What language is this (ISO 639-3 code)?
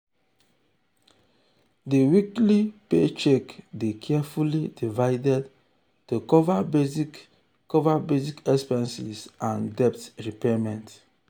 pcm